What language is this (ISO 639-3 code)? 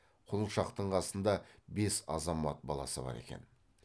kaz